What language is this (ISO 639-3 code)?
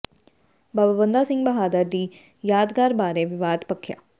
pan